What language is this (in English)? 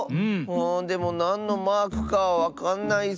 Japanese